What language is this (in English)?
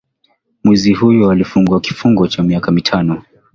Swahili